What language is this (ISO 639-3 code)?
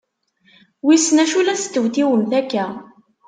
kab